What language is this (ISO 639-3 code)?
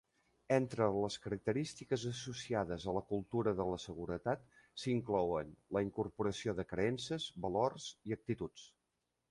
cat